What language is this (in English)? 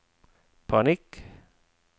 Norwegian